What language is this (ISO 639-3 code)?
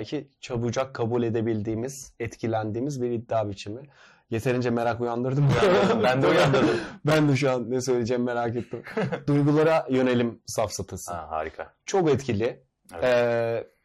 tur